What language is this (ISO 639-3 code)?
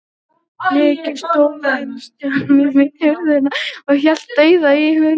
isl